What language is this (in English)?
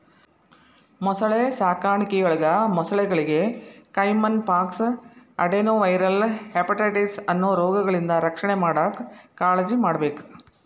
Kannada